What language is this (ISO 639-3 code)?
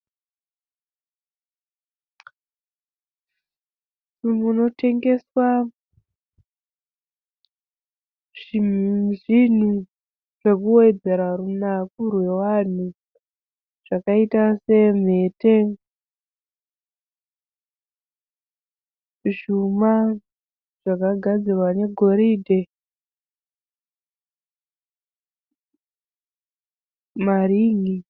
sna